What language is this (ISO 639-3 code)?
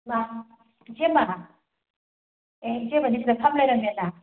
mni